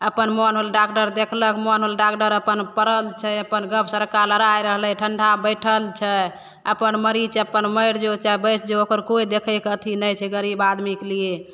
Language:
Maithili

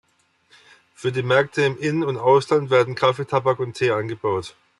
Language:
German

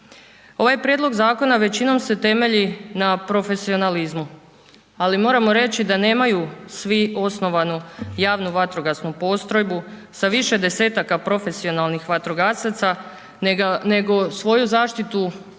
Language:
Croatian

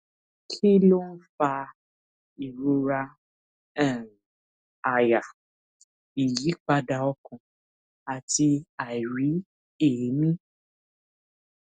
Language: Yoruba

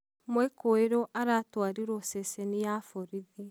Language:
Kikuyu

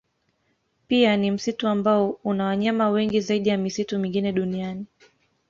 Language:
Swahili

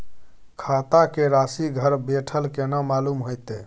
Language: Maithili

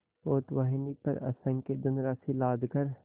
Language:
Hindi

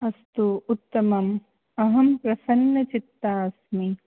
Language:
Sanskrit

